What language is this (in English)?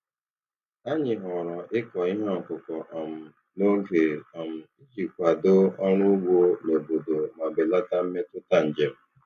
Igbo